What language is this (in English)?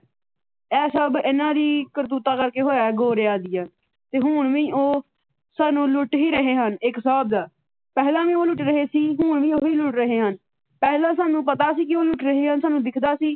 Punjabi